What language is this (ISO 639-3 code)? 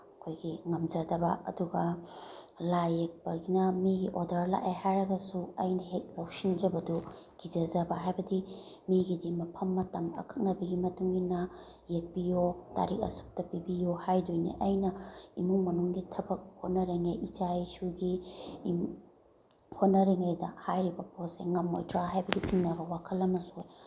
mni